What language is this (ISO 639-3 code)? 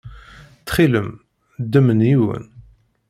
kab